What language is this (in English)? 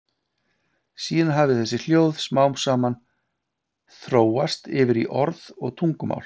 Icelandic